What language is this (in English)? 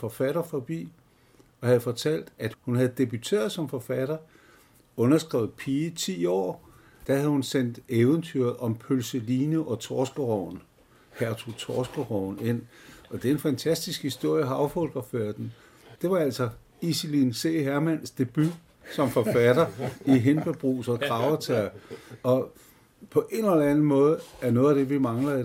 Danish